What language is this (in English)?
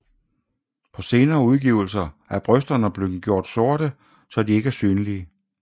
Danish